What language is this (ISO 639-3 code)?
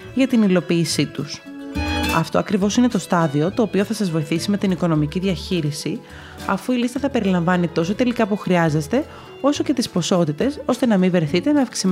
ell